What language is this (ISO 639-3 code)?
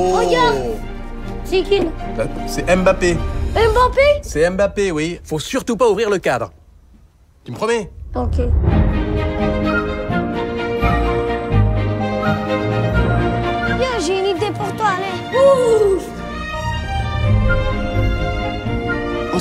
fra